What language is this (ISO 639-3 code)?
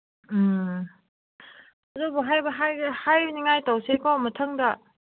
mni